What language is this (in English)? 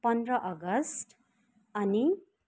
Nepali